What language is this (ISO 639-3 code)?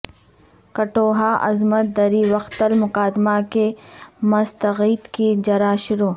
urd